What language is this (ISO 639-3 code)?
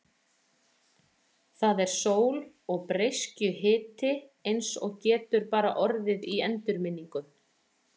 isl